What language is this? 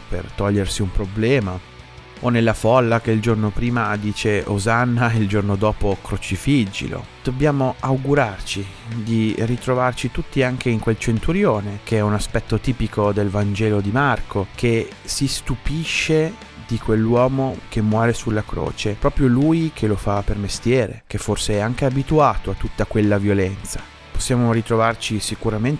Italian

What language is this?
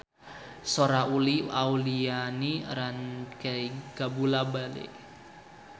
Sundanese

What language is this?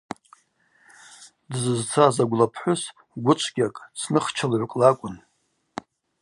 Abaza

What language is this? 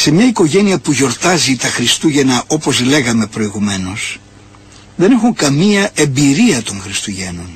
Greek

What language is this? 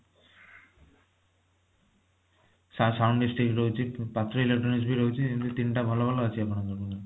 Odia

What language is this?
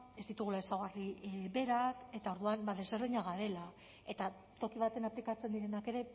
Basque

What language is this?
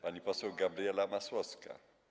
Polish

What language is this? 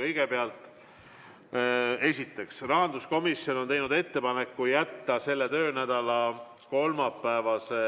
Estonian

